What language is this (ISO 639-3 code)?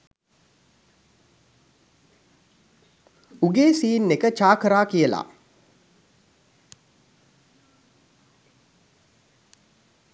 sin